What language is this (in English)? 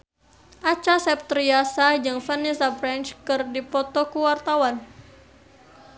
Sundanese